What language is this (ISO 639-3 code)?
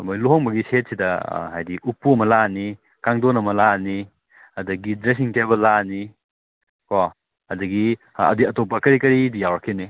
mni